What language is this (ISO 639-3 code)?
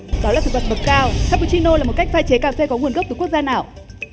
vie